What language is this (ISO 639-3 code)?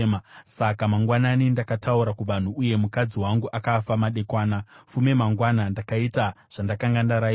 sna